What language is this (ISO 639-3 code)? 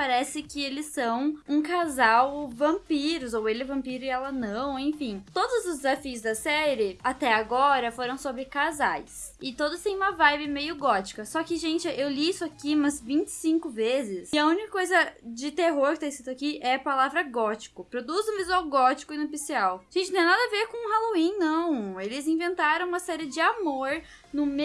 por